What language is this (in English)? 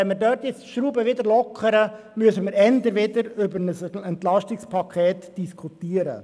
Swiss German